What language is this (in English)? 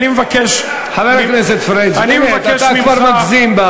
Hebrew